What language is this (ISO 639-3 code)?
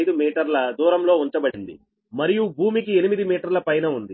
tel